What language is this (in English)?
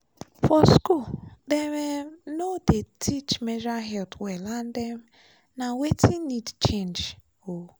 Nigerian Pidgin